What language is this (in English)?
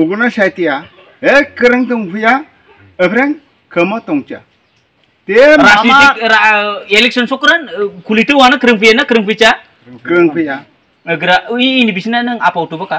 Indonesian